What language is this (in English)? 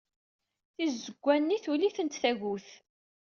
Kabyle